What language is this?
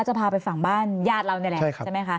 Thai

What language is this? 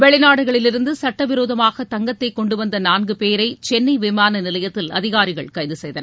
Tamil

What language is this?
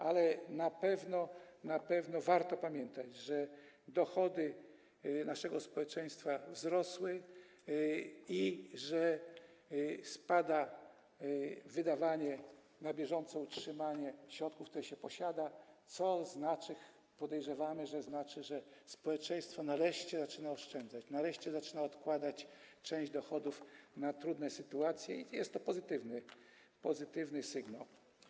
Polish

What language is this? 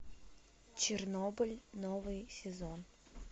Russian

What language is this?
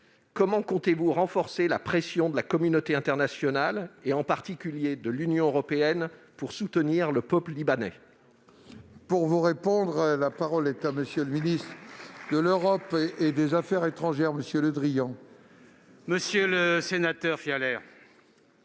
French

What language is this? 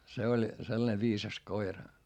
Finnish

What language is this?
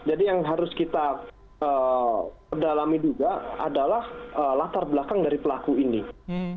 Indonesian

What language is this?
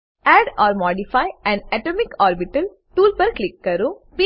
Gujarati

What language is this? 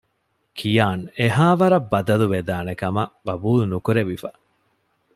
Divehi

